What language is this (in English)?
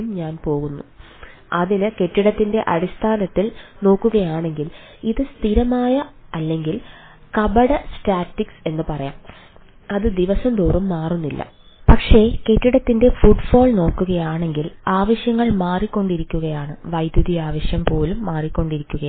Malayalam